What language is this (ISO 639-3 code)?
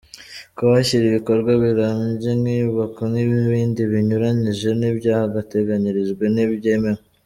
kin